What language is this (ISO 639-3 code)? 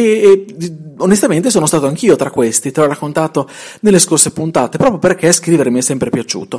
ita